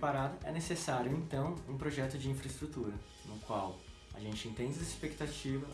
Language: Portuguese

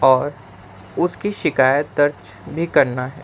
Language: Urdu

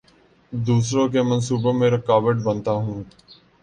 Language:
Urdu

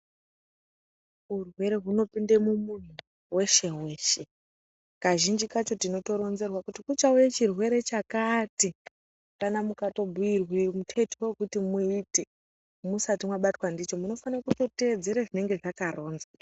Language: Ndau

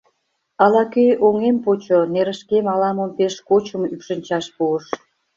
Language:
Mari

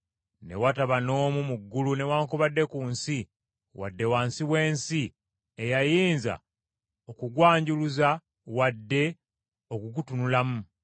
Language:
Ganda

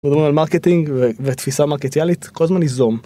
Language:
Hebrew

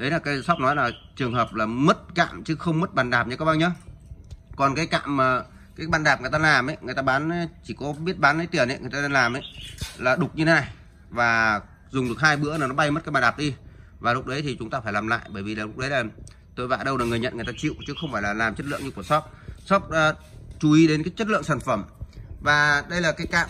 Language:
Vietnamese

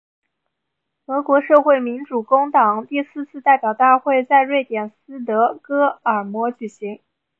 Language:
Chinese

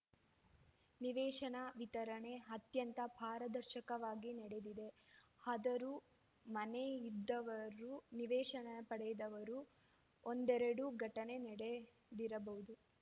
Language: Kannada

